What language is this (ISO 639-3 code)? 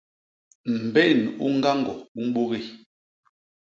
bas